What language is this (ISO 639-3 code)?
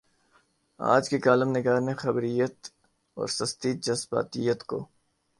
urd